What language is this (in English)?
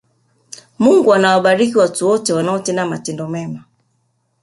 Swahili